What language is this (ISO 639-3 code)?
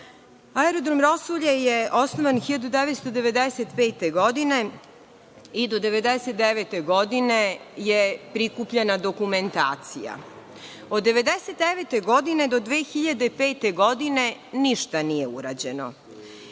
srp